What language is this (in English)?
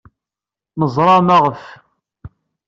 Kabyle